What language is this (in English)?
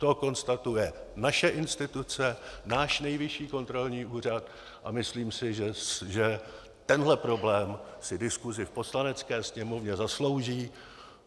Czech